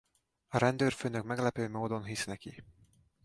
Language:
Hungarian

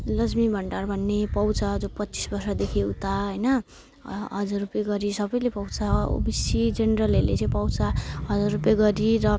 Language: Nepali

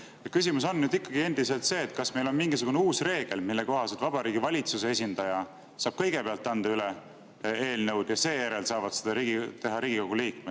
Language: Estonian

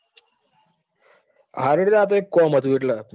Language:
Gujarati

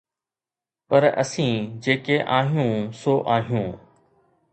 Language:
Sindhi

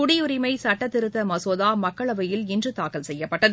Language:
Tamil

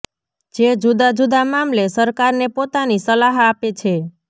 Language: Gujarati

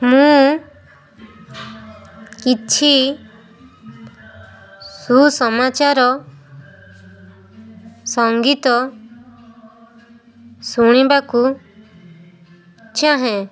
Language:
Odia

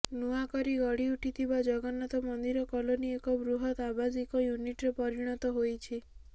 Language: Odia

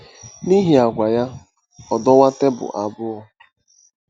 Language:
Igbo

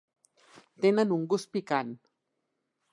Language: Catalan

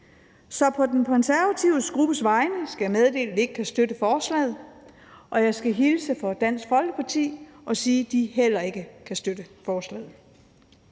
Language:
Danish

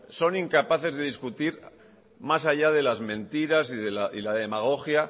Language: Spanish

